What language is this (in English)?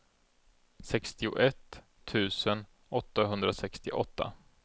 Swedish